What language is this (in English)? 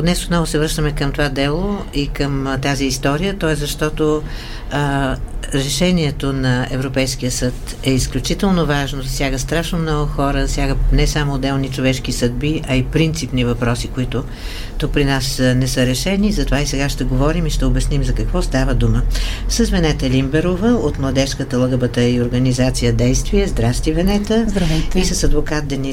Bulgarian